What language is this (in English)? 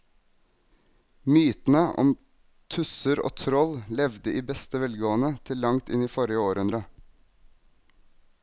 Norwegian